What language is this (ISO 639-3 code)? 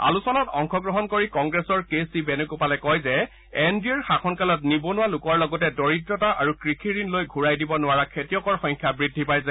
asm